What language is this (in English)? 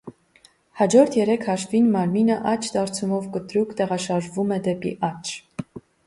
Armenian